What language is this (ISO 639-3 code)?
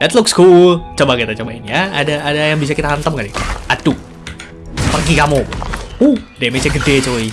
ind